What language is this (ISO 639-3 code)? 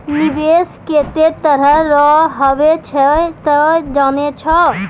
mai